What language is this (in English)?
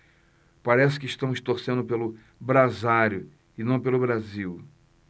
Portuguese